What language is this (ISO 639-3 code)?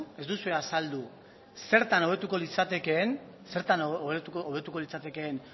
eus